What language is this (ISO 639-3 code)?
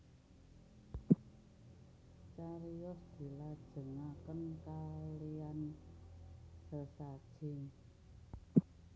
jav